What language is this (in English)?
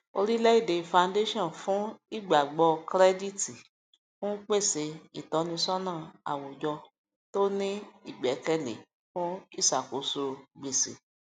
Yoruba